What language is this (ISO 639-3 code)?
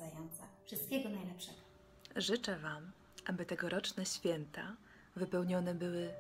pol